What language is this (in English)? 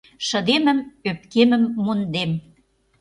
Mari